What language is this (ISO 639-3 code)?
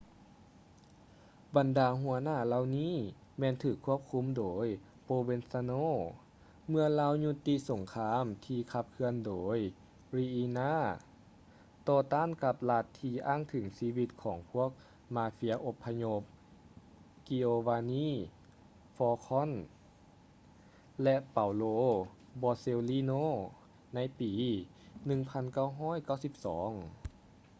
lao